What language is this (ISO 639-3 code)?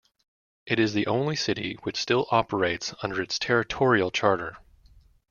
eng